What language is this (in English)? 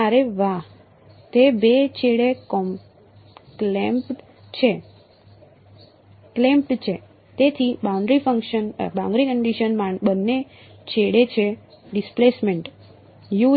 Gujarati